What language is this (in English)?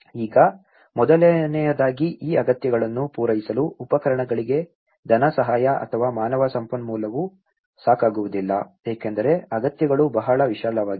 Kannada